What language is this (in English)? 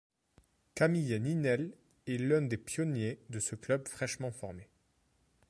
French